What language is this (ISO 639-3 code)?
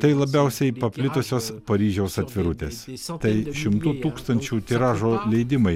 lit